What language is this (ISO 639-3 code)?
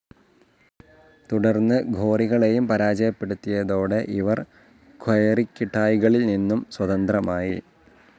mal